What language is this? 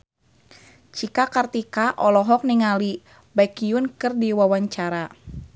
Sundanese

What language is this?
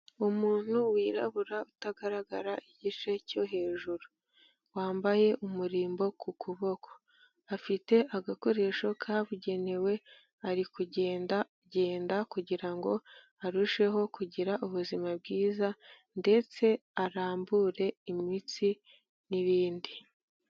Kinyarwanda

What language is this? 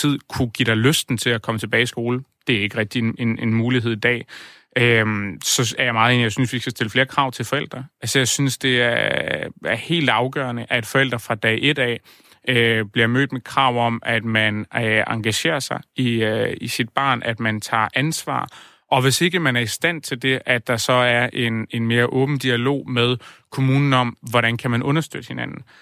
Danish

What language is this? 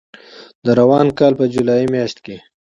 Pashto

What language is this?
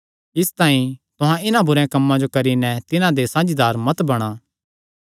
Kangri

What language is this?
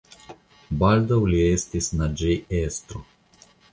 Esperanto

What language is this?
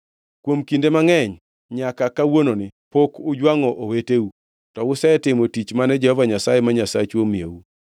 Luo (Kenya and Tanzania)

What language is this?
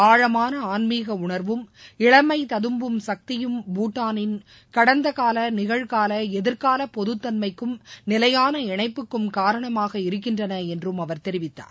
Tamil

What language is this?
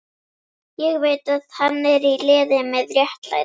Icelandic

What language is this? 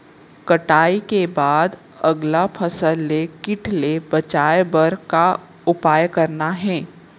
Chhattisgarhi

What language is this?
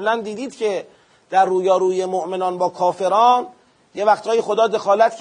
Persian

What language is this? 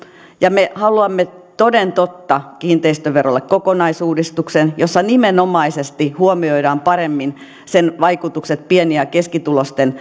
Finnish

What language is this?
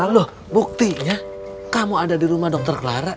Indonesian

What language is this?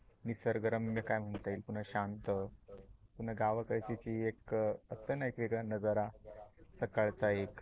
Marathi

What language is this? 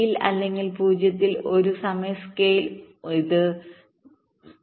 Malayalam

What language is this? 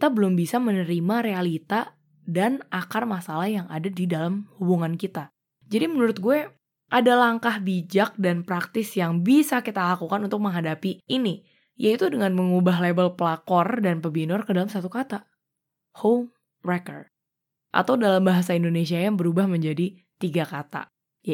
Indonesian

